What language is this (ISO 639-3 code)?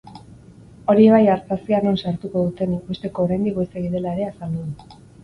eus